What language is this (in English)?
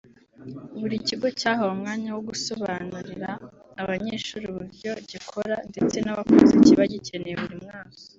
Kinyarwanda